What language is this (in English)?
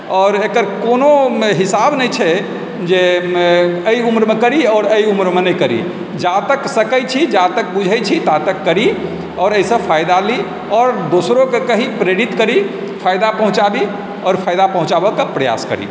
Maithili